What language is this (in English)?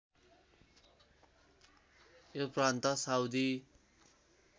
Nepali